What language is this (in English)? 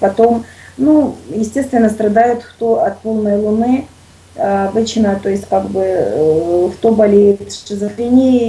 Russian